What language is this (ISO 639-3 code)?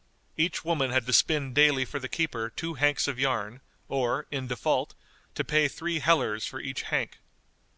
eng